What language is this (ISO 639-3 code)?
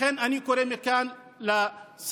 heb